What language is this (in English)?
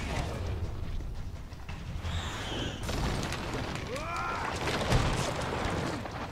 German